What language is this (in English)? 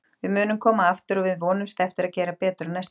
Icelandic